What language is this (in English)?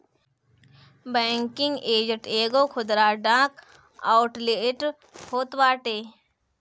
Bhojpuri